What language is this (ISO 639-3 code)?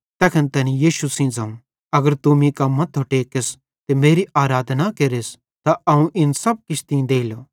bhd